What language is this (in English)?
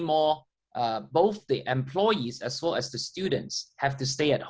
Indonesian